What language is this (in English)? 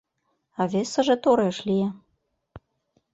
Mari